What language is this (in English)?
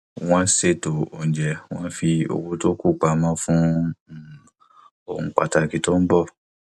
Yoruba